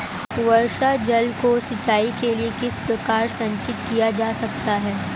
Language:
Hindi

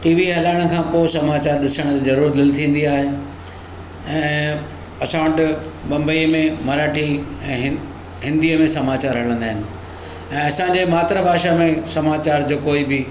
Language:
Sindhi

